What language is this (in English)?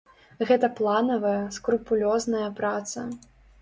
Belarusian